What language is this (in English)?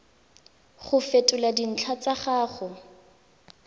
Tswana